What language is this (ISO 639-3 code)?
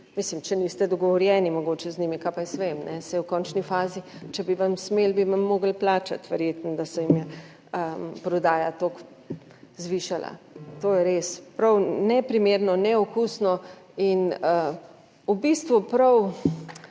slv